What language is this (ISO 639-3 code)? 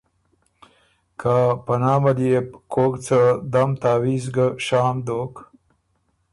oru